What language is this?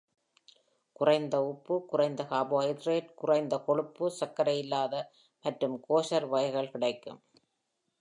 Tamil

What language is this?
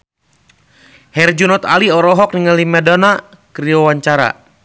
Sundanese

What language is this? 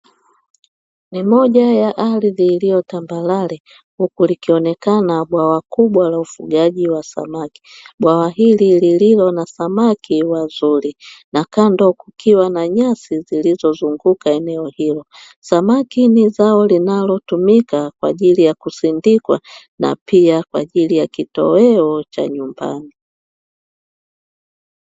Swahili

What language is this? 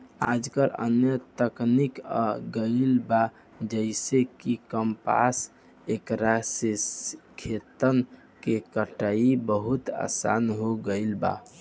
Bhojpuri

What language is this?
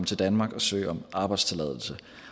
Danish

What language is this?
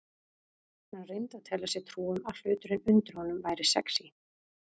Icelandic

